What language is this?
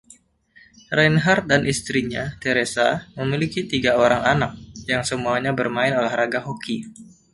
Indonesian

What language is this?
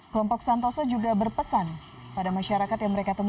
Indonesian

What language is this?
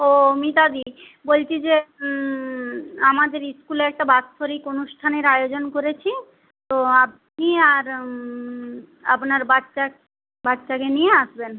Bangla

